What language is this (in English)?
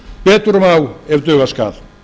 Icelandic